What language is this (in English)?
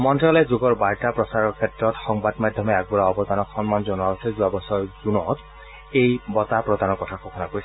Assamese